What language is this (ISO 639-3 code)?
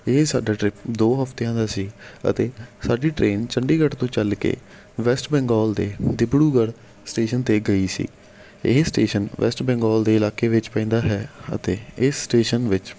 pan